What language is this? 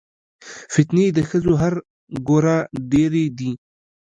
Pashto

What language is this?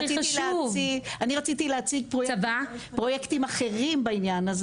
Hebrew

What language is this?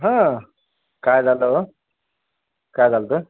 Marathi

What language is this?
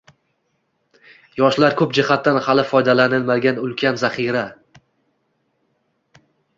Uzbek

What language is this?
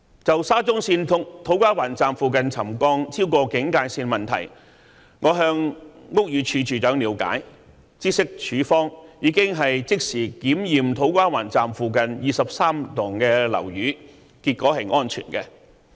Cantonese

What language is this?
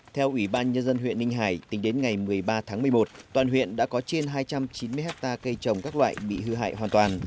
Vietnamese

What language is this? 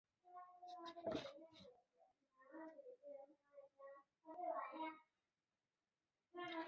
Chinese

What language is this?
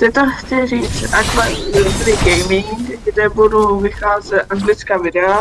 Czech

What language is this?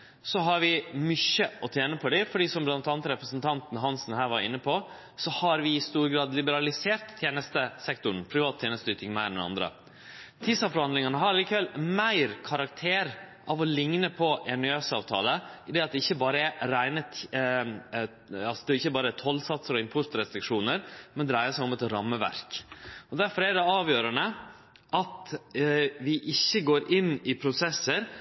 Norwegian Nynorsk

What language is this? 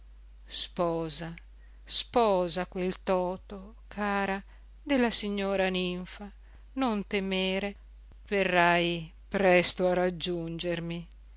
Italian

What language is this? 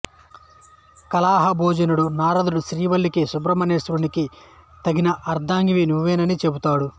Telugu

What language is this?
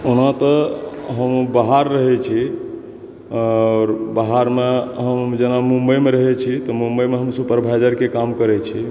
Maithili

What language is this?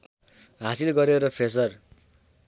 Nepali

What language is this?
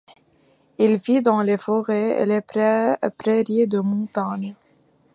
French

